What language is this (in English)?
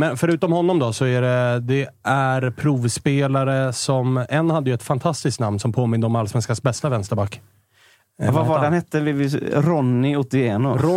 Swedish